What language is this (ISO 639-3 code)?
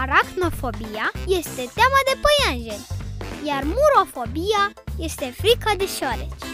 ron